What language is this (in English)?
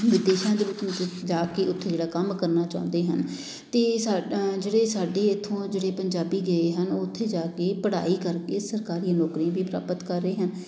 Punjabi